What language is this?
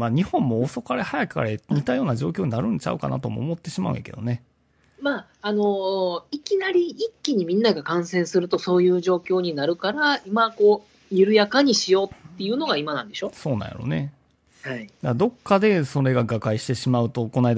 Japanese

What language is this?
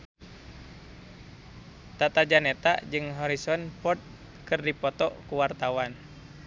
Sundanese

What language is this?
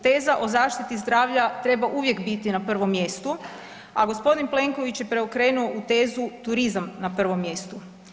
Croatian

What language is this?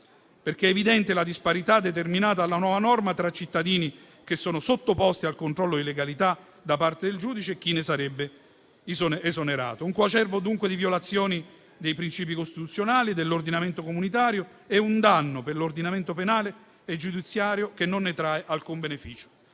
Italian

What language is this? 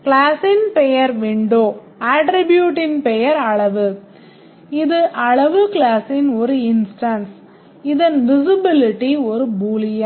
Tamil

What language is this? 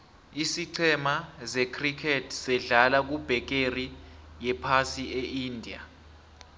South Ndebele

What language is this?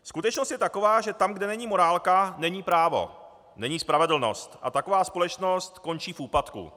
Czech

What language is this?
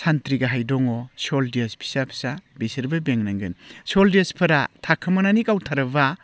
Bodo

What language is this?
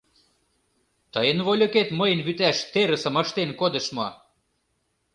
Mari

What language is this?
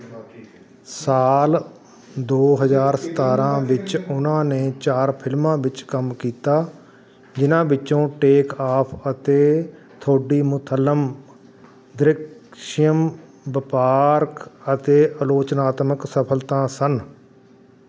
Punjabi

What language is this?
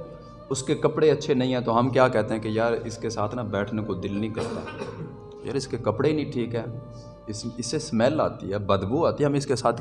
Urdu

